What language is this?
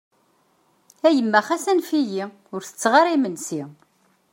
Kabyle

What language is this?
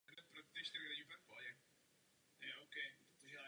Czech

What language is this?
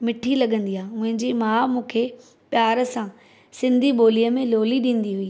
Sindhi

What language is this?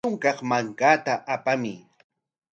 Corongo Ancash Quechua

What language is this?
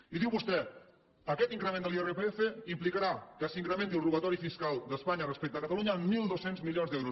Catalan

